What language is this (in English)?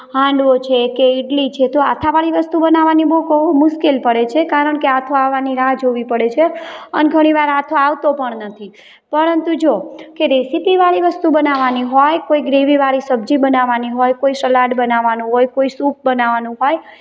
Gujarati